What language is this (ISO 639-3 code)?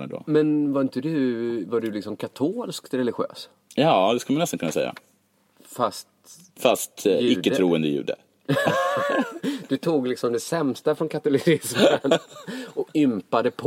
swe